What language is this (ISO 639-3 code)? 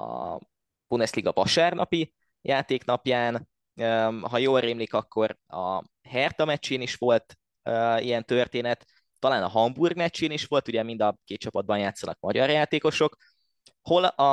hun